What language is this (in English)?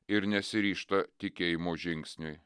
Lithuanian